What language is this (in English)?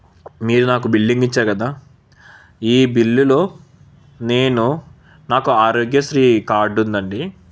Telugu